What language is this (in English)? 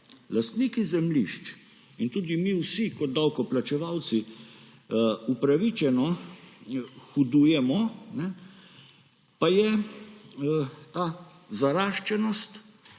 Slovenian